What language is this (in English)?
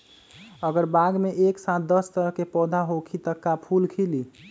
Magahi